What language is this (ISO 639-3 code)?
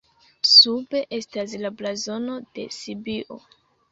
epo